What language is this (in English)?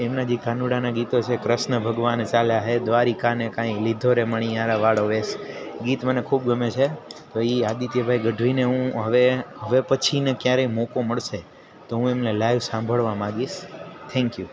Gujarati